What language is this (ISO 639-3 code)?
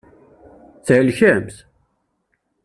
kab